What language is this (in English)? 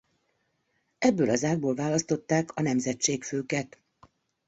Hungarian